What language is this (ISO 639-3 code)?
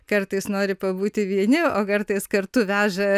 lit